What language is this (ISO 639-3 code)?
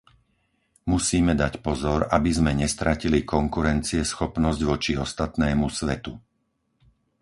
slk